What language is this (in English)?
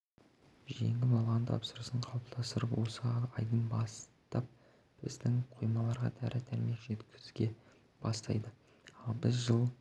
Kazakh